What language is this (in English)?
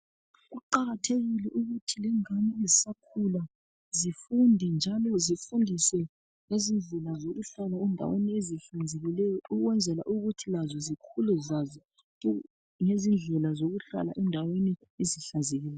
North Ndebele